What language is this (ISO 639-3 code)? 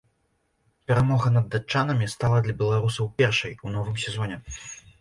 bel